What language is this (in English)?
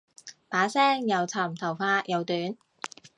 Cantonese